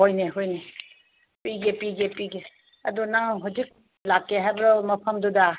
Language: Manipuri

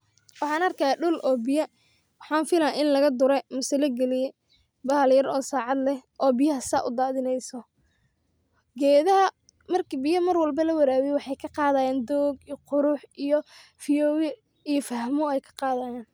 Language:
Somali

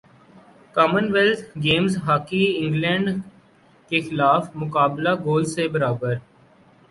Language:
Urdu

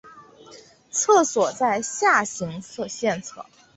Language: Chinese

